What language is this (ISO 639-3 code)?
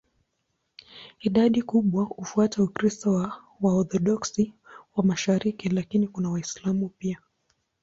swa